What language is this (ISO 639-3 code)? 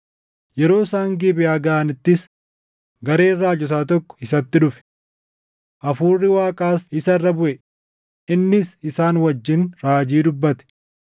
orm